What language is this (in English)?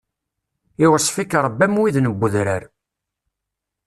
Kabyle